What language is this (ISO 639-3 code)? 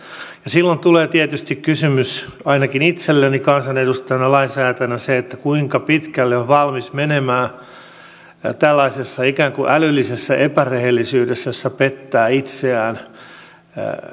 fin